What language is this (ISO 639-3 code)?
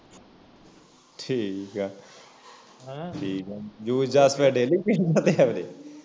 pan